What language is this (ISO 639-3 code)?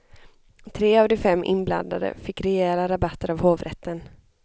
swe